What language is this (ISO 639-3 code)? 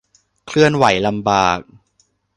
tha